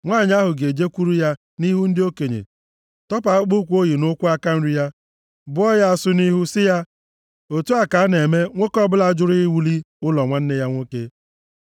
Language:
Igbo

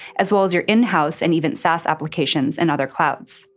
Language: English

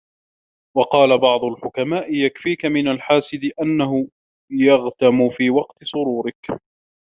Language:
Arabic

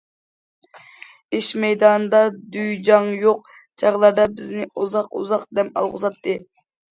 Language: Uyghur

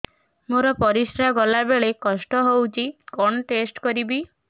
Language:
Odia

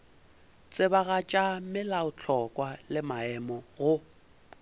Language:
Northern Sotho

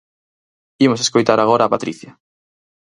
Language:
Galician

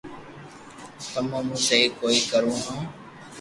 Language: Loarki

